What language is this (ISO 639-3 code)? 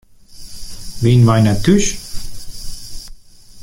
fry